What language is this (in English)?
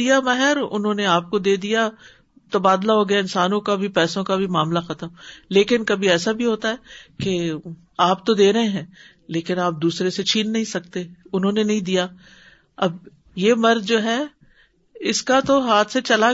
Urdu